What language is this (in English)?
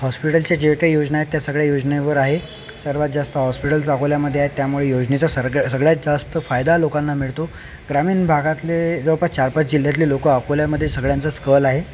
Marathi